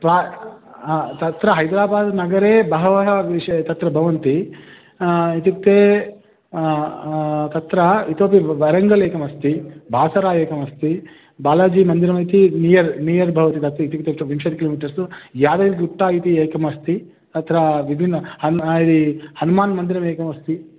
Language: Sanskrit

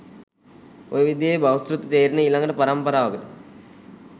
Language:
Sinhala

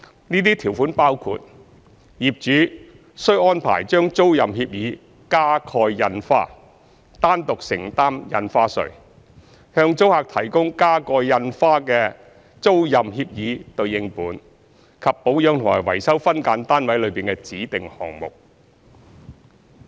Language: Cantonese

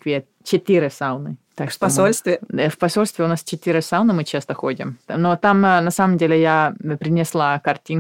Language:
Russian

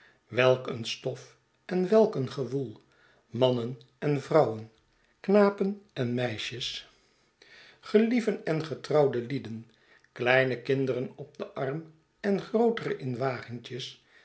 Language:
Dutch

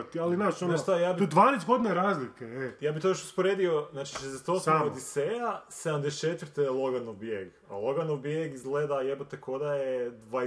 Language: Croatian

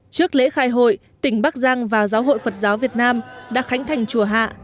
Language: Vietnamese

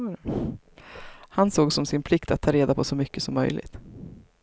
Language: Swedish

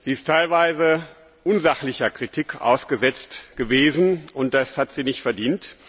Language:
German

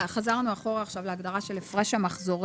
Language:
Hebrew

